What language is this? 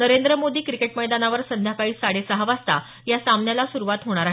Marathi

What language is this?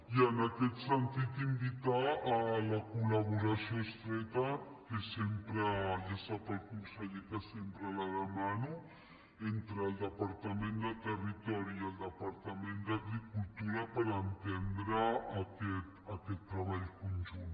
Catalan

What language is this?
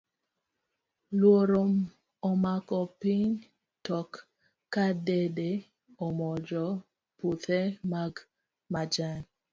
Luo (Kenya and Tanzania)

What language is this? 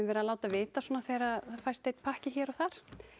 Icelandic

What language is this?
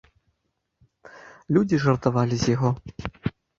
Belarusian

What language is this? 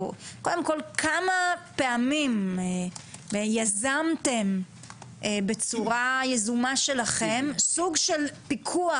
Hebrew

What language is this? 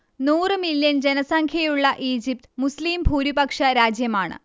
Malayalam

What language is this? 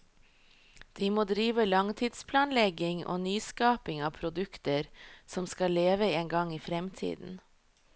Norwegian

